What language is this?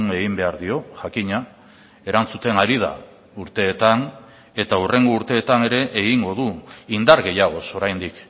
Basque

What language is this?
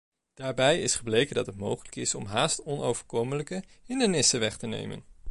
Dutch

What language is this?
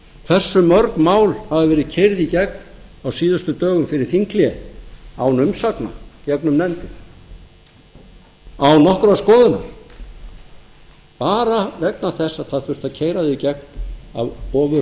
Icelandic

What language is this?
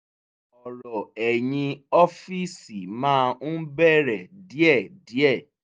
Yoruba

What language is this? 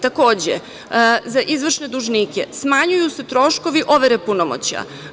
Serbian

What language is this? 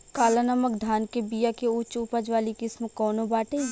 Bhojpuri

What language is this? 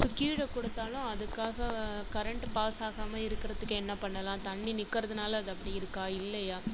Tamil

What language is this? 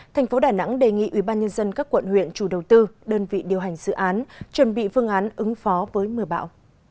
Vietnamese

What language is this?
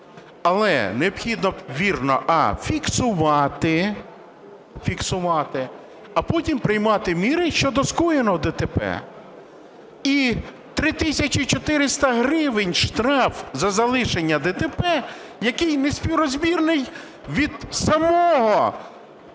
Ukrainian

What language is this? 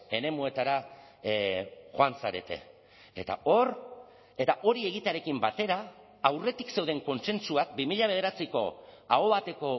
Basque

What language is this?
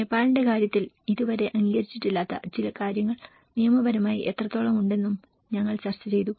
Malayalam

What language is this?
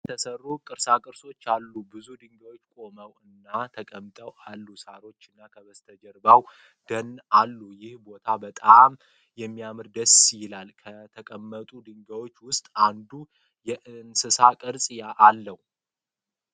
Amharic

